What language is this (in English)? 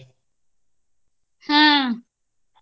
Kannada